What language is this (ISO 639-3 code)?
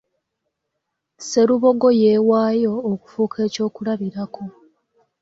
lug